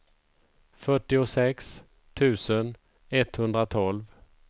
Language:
Swedish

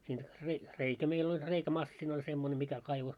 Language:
Finnish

